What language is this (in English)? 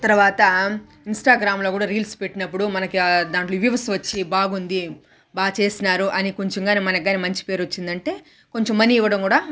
Telugu